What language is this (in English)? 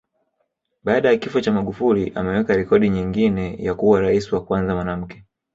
Swahili